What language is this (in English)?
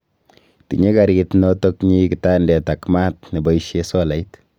Kalenjin